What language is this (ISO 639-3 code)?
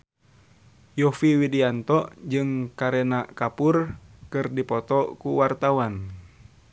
sun